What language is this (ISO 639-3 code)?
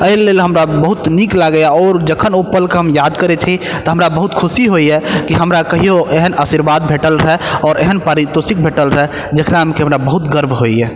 mai